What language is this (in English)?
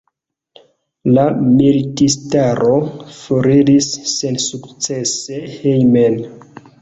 Esperanto